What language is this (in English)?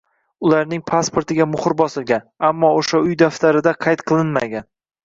Uzbek